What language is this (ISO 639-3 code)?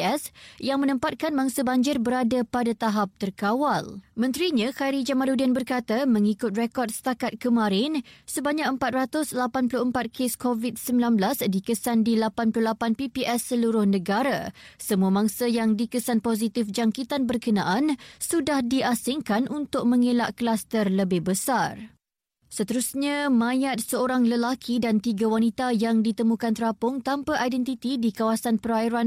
msa